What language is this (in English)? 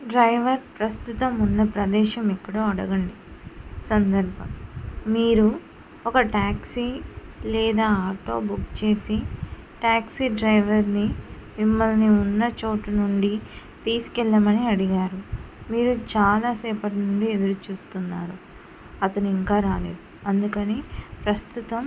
Telugu